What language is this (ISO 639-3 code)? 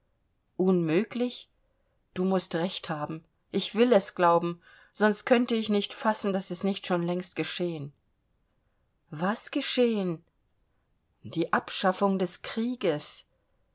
deu